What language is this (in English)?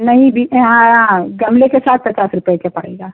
Hindi